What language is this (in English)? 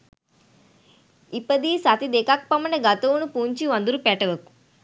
Sinhala